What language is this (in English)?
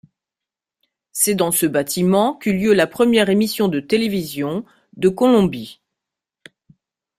French